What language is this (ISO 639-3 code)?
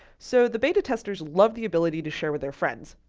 eng